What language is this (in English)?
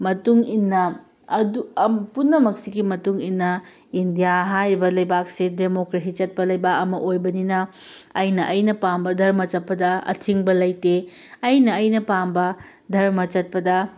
Manipuri